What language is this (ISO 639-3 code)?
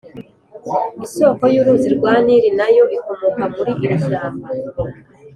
kin